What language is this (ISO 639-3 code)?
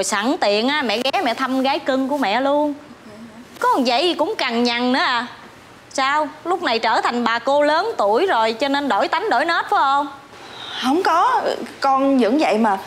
vie